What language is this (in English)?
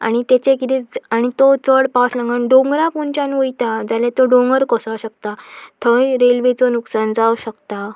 Konkani